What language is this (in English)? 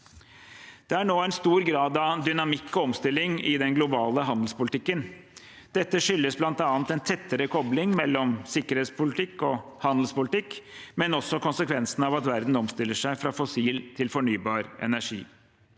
Norwegian